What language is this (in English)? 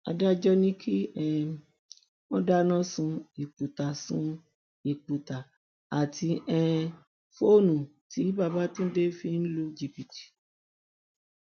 Yoruba